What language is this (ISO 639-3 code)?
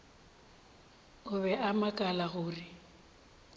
nso